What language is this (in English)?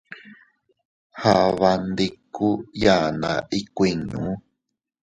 Teutila Cuicatec